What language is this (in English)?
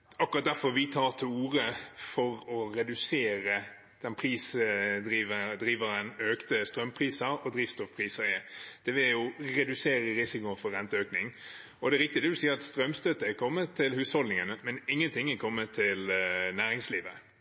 Norwegian Bokmål